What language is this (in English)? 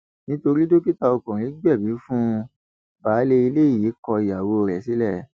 Yoruba